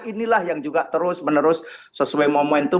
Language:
Indonesian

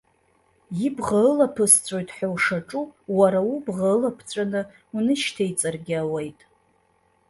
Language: Abkhazian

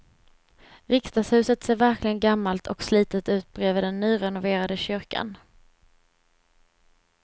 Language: Swedish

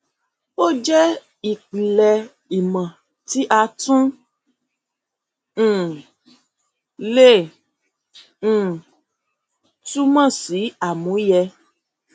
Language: Yoruba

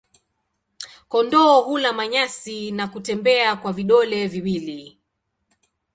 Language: Swahili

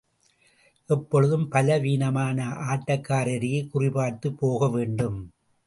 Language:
Tamil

